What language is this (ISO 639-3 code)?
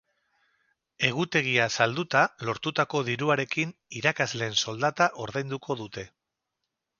eus